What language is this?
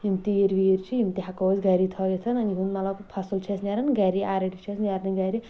Kashmiri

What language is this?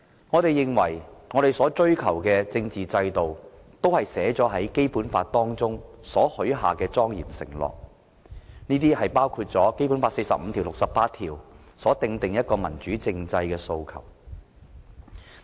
Cantonese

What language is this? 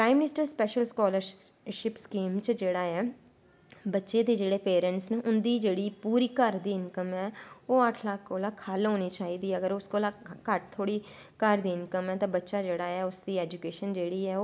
Dogri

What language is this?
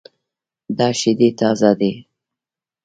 Pashto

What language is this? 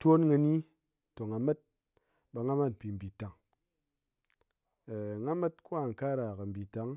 Ngas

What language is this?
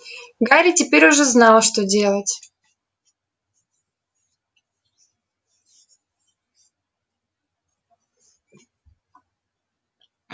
Russian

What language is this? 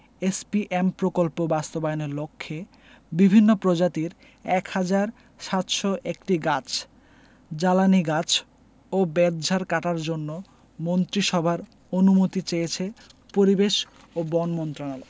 Bangla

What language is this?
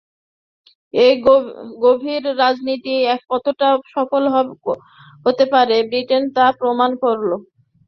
Bangla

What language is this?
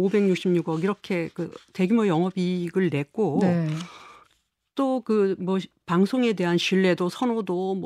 Korean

